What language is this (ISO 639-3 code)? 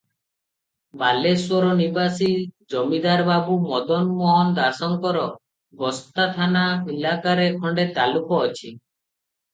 ori